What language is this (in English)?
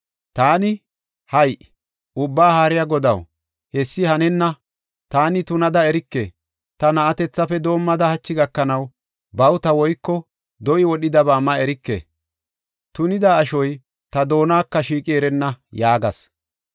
Gofa